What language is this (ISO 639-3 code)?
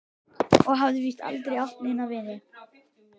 isl